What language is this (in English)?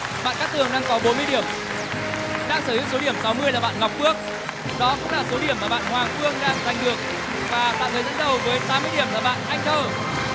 Vietnamese